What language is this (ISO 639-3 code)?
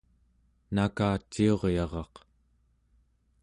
esu